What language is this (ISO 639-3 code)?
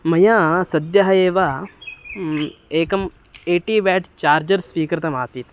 san